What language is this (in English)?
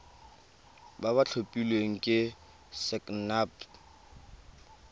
Tswana